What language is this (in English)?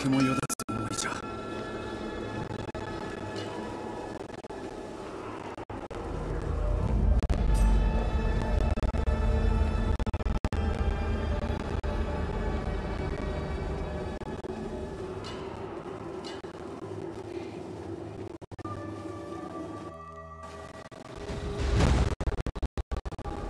Japanese